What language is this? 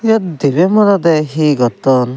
Chakma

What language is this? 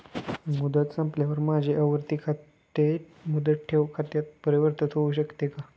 Marathi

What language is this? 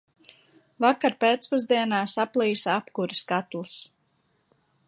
Latvian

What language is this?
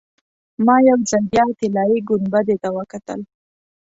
Pashto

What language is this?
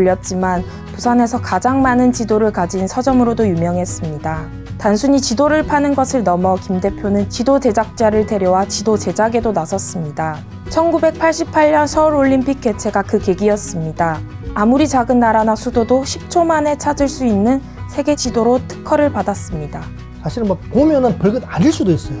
Korean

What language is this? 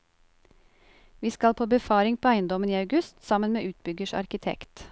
Norwegian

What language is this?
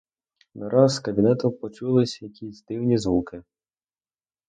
Ukrainian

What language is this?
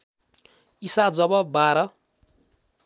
Nepali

